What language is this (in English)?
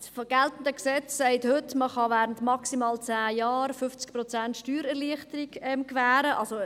Swiss German